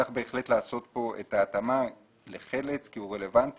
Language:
Hebrew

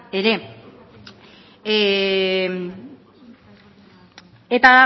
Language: Basque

